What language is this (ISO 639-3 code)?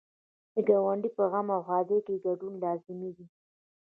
pus